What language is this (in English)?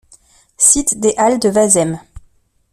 French